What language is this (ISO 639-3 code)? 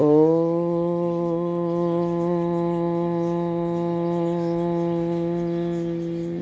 guj